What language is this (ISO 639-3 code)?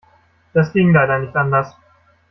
deu